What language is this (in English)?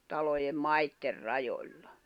Finnish